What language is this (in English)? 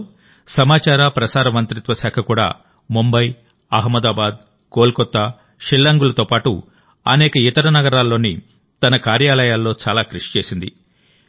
Telugu